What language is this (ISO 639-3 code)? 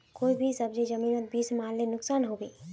mag